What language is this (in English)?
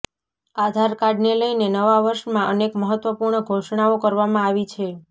Gujarati